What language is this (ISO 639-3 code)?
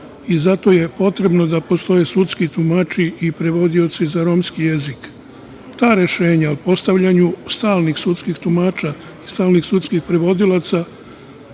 srp